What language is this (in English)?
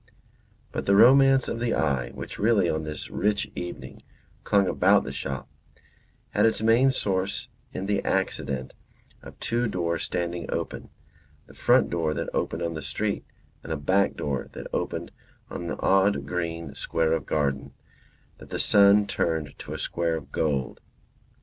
English